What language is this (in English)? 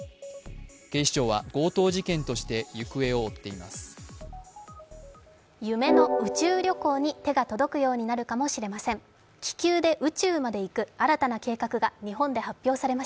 Japanese